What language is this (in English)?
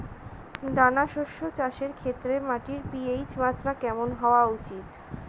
Bangla